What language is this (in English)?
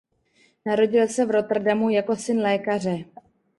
Czech